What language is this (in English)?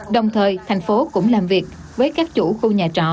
Vietnamese